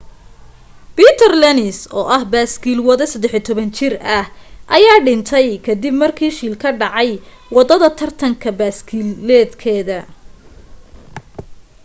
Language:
Somali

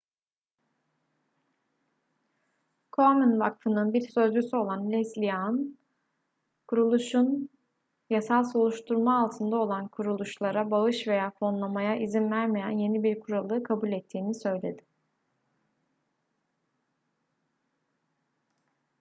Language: Turkish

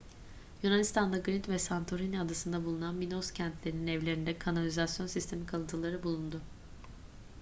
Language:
Turkish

